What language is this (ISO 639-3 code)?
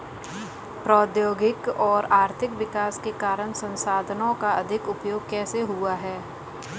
hin